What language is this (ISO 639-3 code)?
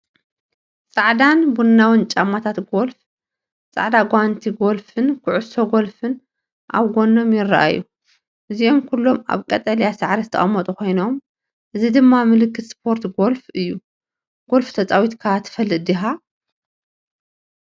tir